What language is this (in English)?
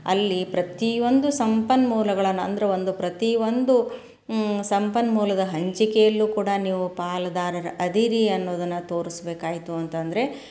Kannada